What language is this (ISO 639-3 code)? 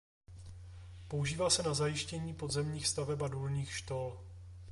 ces